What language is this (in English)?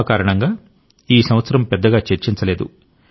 Telugu